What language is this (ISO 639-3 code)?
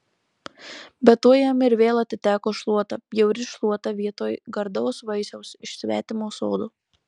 lit